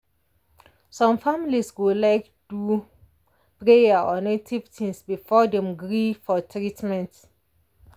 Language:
Nigerian Pidgin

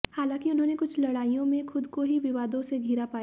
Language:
Hindi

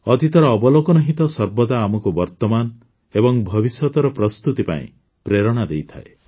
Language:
Odia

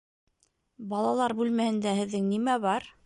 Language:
Bashkir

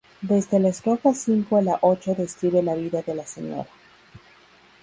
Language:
Spanish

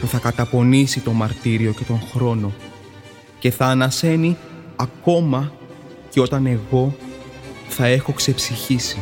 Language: Greek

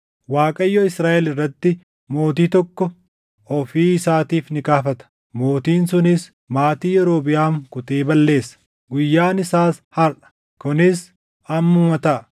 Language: Oromo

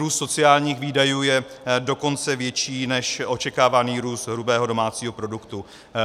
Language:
Czech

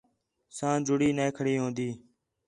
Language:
Khetrani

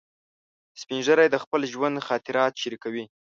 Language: Pashto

